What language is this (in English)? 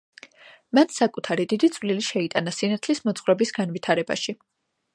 Georgian